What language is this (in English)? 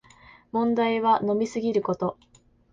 Japanese